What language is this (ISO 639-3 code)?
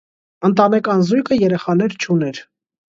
hye